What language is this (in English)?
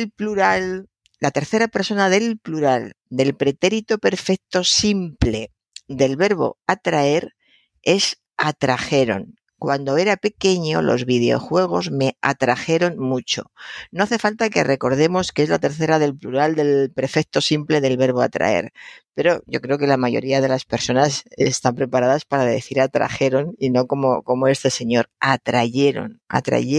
Spanish